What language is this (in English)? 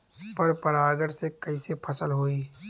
Bhojpuri